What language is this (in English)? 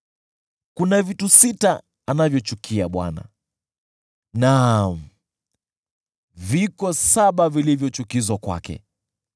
Swahili